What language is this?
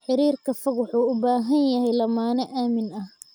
Somali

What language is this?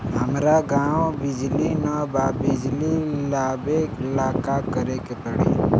Bhojpuri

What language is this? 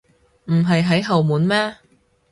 Cantonese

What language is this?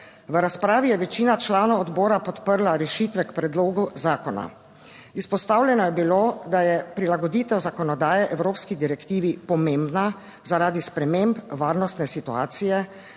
Slovenian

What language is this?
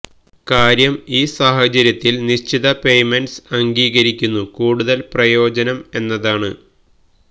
Malayalam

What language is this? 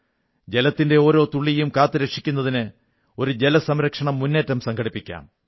Malayalam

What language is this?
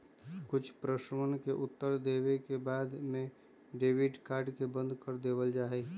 Magahi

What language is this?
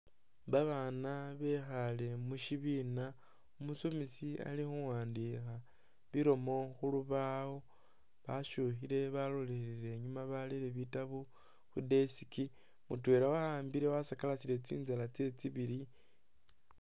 Masaaba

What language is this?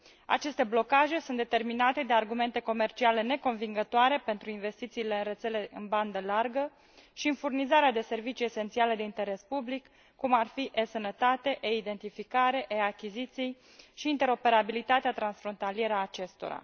Romanian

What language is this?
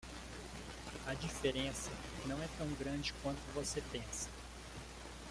Portuguese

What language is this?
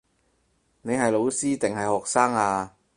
Cantonese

